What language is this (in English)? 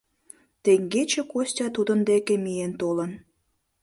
Mari